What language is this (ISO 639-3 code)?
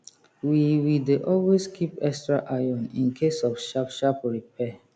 pcm